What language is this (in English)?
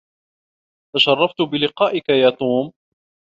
Arabic